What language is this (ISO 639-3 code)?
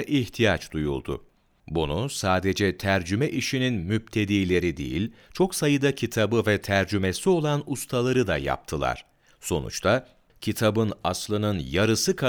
tur